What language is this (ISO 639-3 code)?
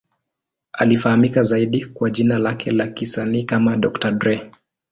swa